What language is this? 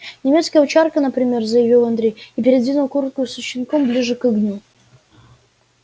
Russian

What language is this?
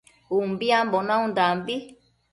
Matsés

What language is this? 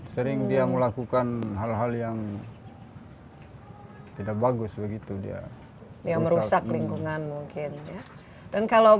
Indonesian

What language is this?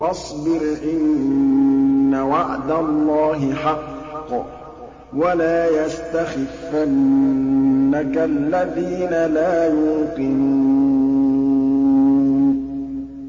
Arabic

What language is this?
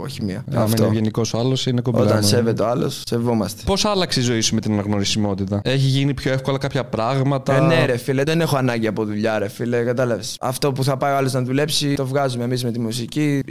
Greek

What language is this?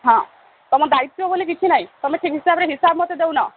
Odia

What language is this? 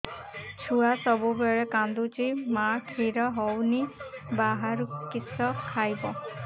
Odia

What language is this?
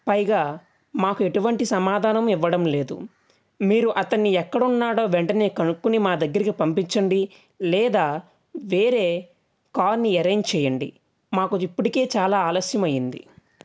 Telugu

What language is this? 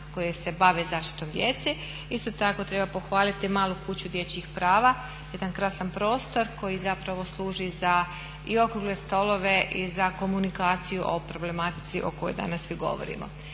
Croatian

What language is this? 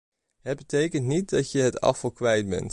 Dutch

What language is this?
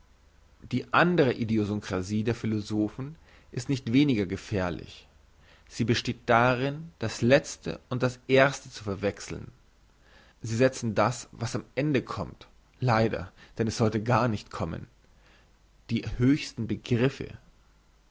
German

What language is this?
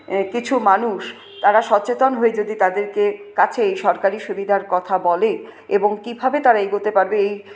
Bangla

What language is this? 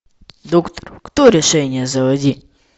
Russian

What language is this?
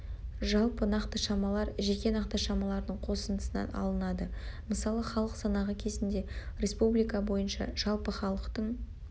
Kazakh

